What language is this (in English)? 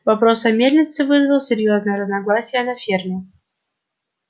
Russian